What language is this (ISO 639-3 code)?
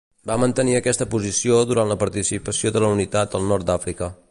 cat